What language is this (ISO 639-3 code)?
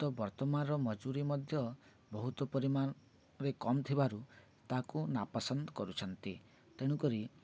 ori